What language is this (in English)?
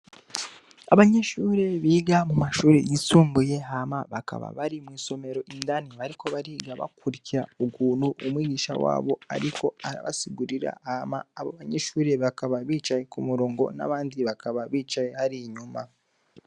Rundi